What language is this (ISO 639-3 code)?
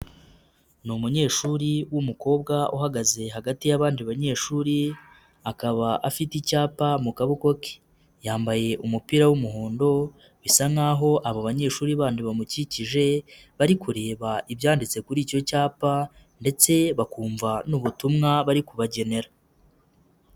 kin